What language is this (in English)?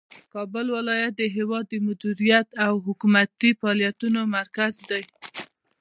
Pashto